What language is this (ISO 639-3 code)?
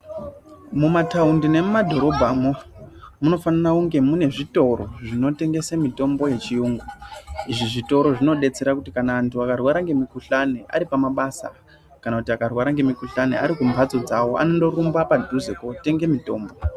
ndc